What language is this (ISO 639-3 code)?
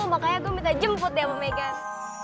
ind